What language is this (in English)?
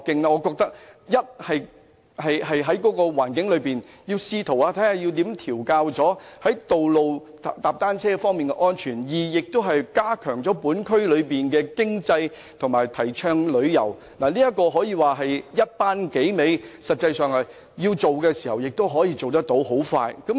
Cantonese